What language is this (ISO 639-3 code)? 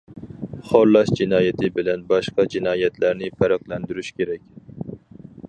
uig